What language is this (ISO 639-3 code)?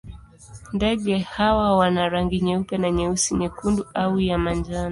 swa